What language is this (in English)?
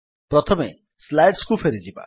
Odia